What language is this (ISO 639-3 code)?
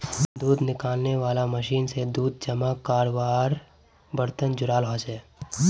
mag